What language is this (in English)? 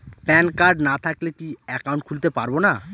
Bangla